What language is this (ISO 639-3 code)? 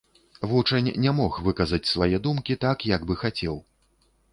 bel